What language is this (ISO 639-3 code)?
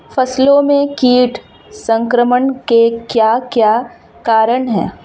hin